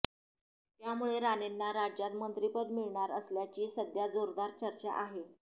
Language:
Marathi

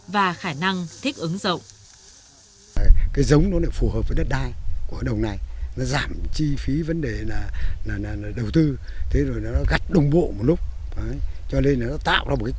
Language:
Vietnamese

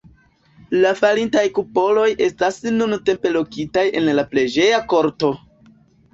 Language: Esperanto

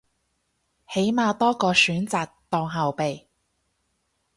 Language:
Cantonese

